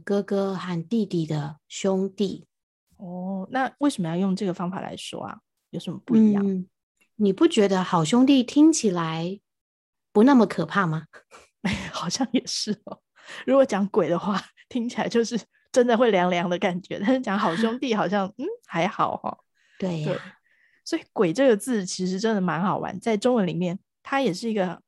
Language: Chinese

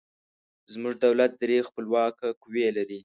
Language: Pashto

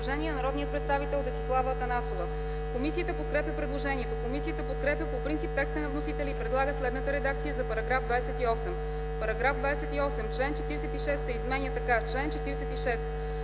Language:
Bulgarian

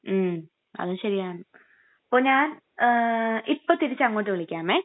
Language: Malayalam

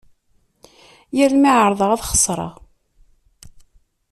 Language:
Kabyle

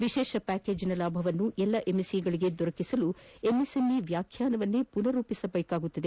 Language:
Kannada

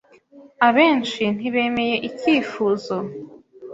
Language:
Kinyarwanda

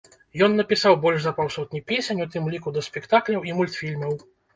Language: Belarusian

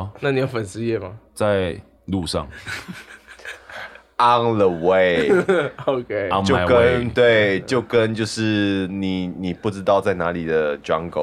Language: Chinese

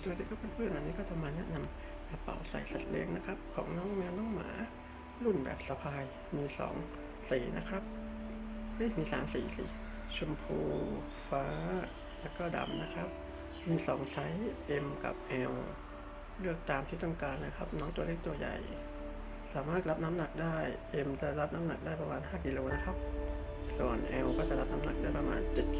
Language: Thai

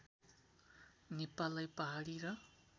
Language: Nepali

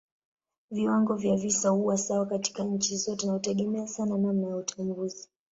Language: Swahili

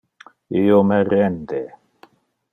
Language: Interlingua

